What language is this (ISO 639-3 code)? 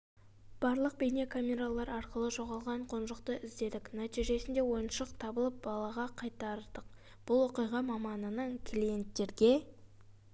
kaz